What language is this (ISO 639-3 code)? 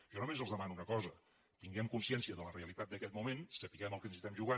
cat